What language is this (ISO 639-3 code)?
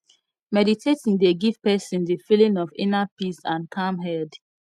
pcm